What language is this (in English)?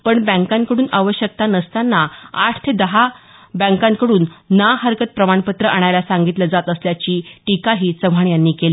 Marathi